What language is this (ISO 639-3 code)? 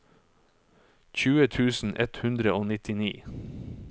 nor